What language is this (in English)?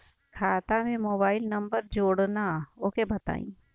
Bhojpuri